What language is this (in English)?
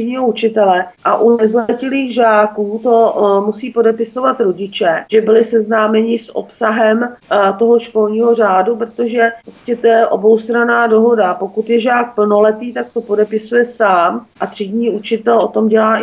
Czech